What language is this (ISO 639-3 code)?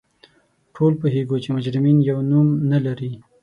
pus